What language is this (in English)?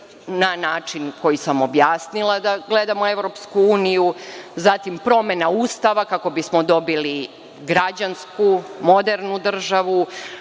Serbian